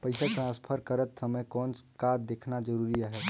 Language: Chhattisgarhi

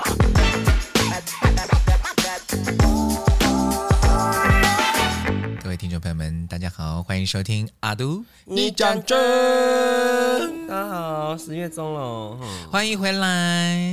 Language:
Chinese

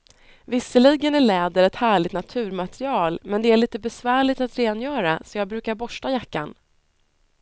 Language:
Swedish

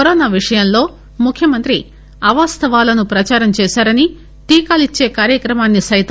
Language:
Telugu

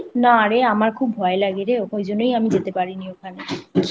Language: Bangla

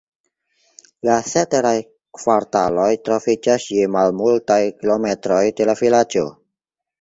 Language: Esperanto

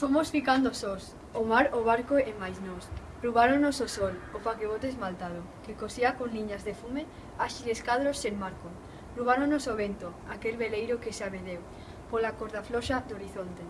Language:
Galician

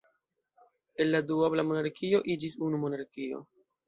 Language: Esperanto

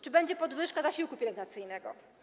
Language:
Polish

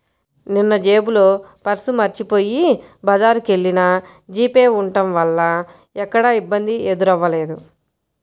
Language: Telugu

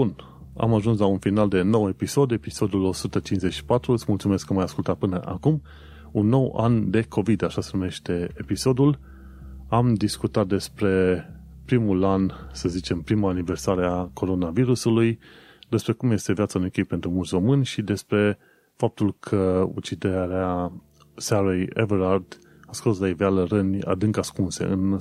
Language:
Romanian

